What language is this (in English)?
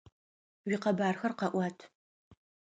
Adyghe